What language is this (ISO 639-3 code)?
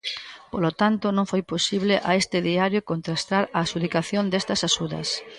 glg